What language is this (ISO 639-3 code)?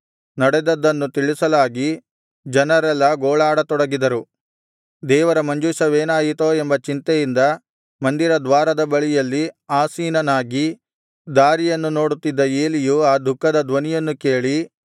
kan